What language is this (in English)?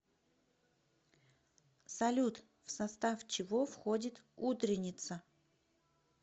Russian